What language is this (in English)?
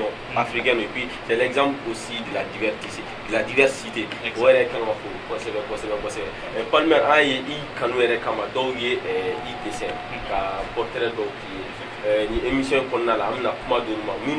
French